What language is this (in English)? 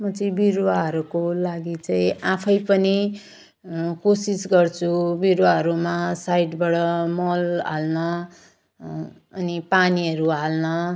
Nepali